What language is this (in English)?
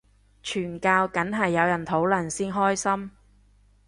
Cantonese